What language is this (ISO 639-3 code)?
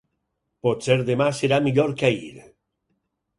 cat